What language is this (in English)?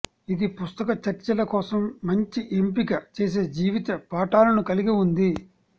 Telugu